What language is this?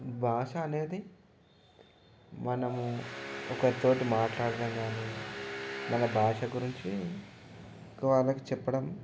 Telugu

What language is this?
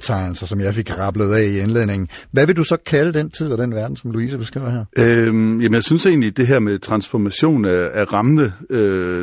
Danish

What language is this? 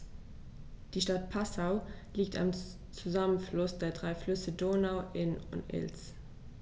German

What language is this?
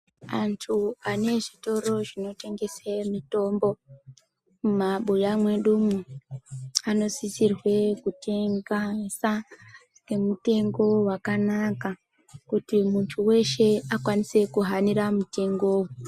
Ndau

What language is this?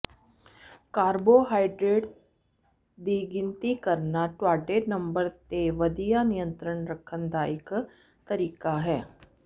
Punjabi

